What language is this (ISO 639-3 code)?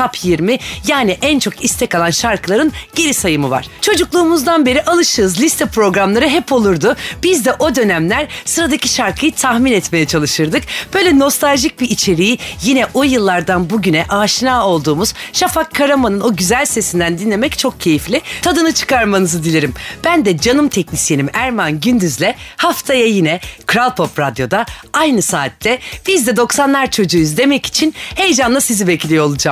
tur